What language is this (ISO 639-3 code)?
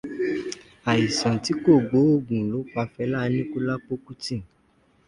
yor